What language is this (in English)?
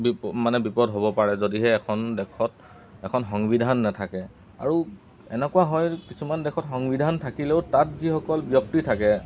Assamese